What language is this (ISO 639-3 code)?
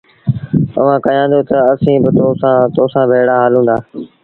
sbn